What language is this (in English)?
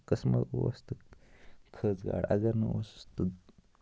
Kashmiri